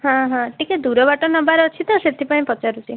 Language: Odia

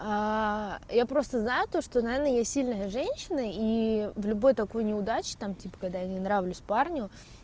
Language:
Russian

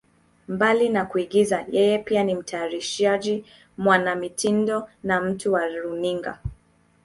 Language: Swahili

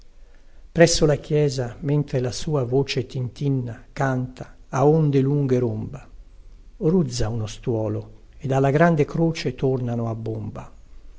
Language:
Italian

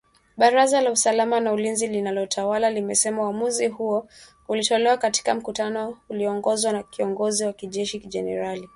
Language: Swahili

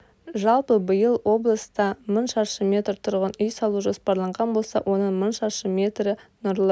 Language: Kazakh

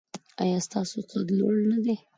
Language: Pashto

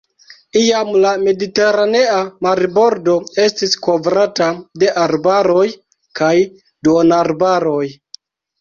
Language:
Esperanto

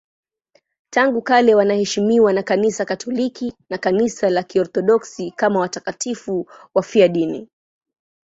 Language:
Swahili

